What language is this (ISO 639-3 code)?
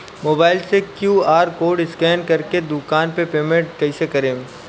bho